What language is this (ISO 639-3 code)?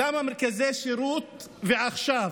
heb